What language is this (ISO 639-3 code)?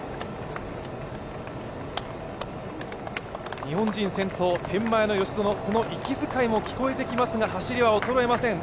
jpn